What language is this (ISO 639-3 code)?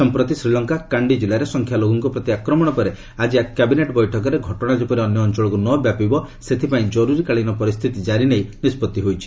ori